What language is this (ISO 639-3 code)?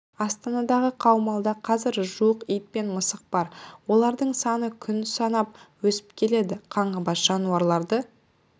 kaz